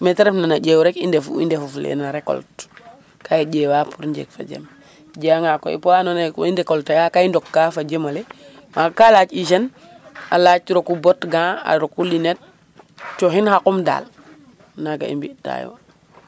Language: Serer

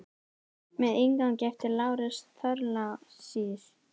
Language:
Icelandic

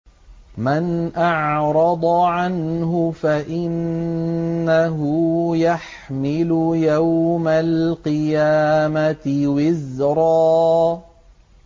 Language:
Arabic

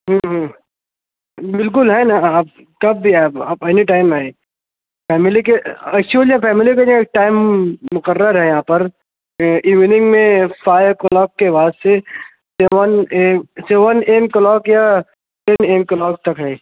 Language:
Urdu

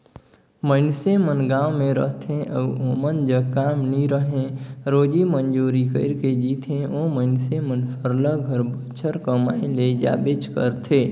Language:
Chhattisgarhi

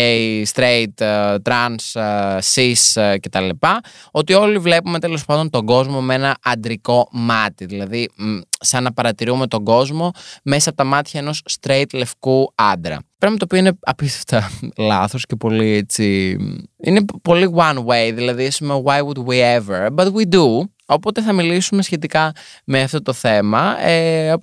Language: Greek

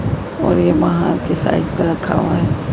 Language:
Hindi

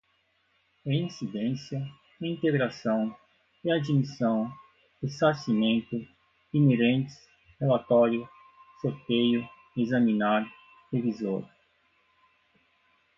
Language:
Portuguese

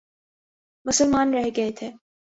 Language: Urdu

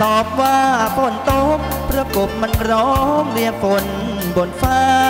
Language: Thai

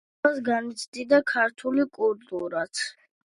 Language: Georgian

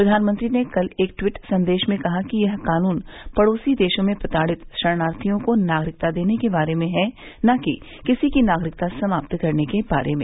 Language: Hindi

